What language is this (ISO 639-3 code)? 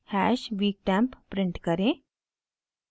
hin